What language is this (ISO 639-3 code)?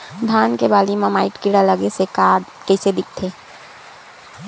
hne